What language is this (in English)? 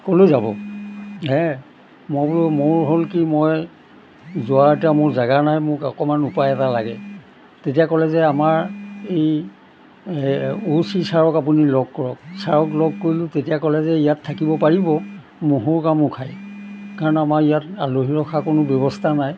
Assamese